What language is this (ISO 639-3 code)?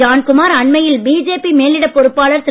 tam